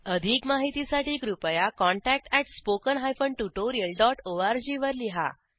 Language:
Marathi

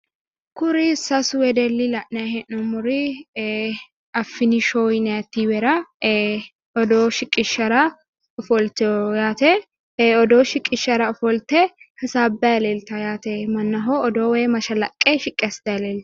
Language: Sidamo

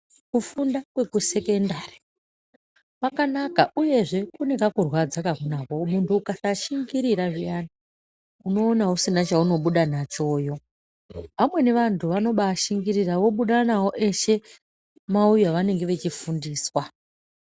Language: Ndau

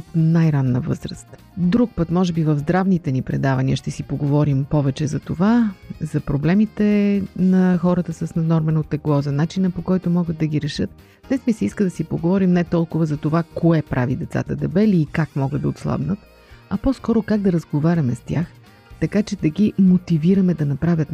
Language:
Bulgarian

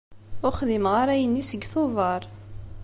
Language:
Kabyle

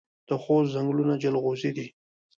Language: Pashto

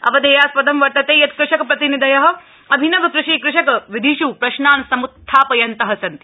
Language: Sanskrit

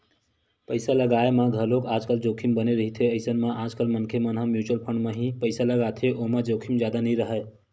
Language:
Chhattisgarhi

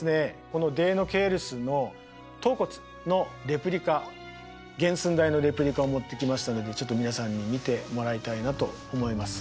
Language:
Japanese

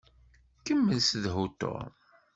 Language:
Kabyle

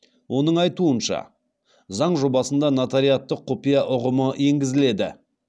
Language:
Kazakh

